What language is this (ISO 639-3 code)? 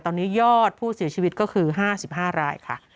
tha